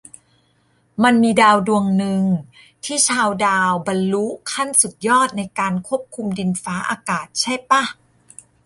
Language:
Thai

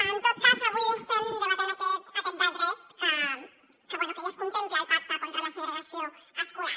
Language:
Catalan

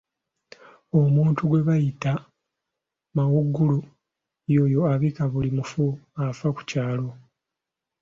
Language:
Ganda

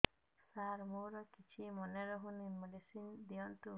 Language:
Odia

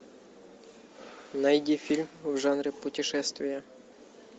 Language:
Russian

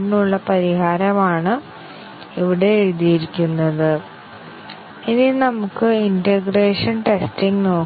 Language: Malayalam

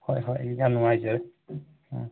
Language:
Manipuri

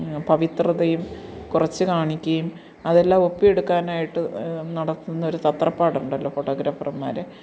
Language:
Malayalam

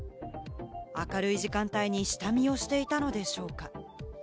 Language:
Japanese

